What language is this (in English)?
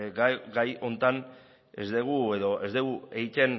Basque